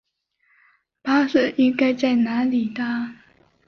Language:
Chinese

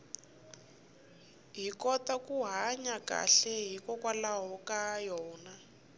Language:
Tsonga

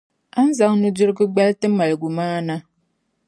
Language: Dagbani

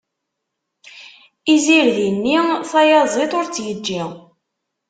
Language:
Kabyle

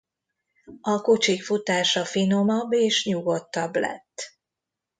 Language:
Hungarian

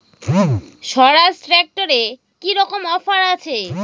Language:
Bangla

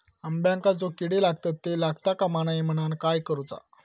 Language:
Marathi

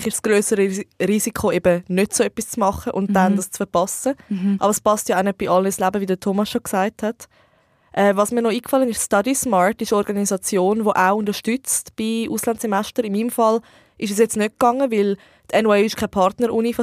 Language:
German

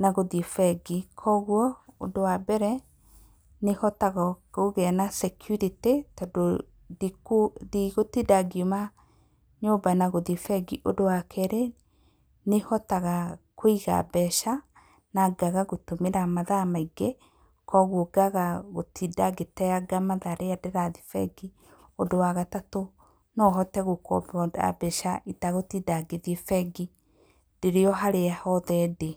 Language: Kikuyu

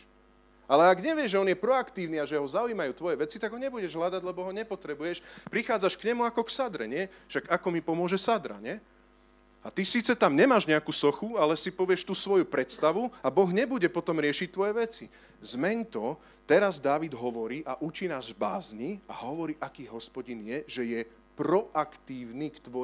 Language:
Slovak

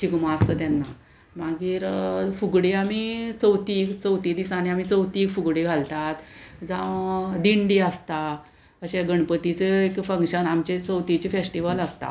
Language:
Konkani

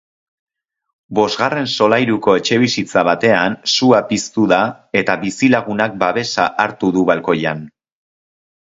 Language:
Basque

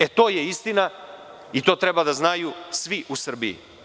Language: Serbian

